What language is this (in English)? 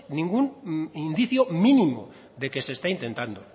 Spanish